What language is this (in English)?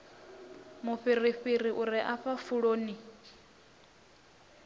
Venda